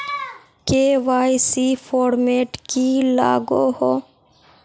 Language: Magahi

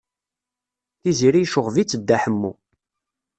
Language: Kabyle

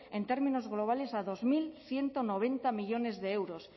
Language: Spanish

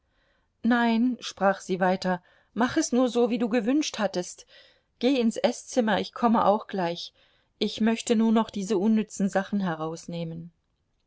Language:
German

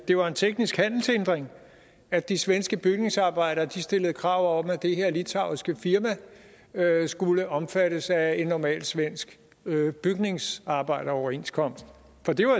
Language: Danish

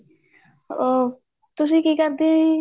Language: Punjabi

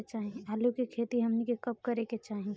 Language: Bhojpuri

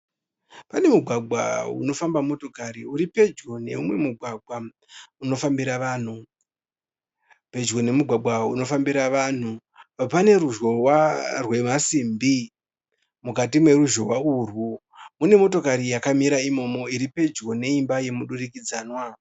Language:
Shona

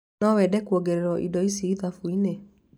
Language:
Kikuyu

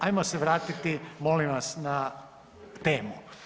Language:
Croatian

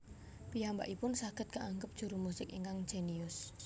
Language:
Javanese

